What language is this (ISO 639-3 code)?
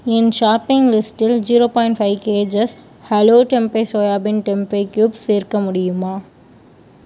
tam